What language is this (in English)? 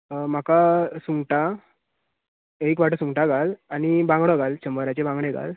Konkani